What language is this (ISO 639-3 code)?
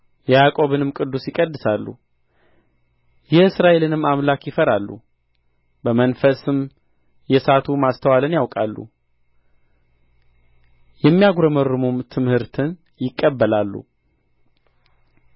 amh